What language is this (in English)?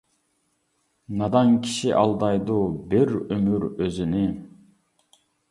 Uyghur